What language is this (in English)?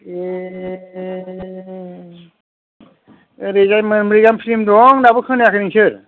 Bodo